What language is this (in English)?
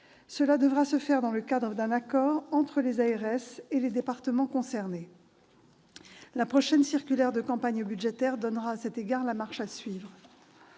French